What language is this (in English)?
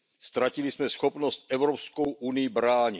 Czech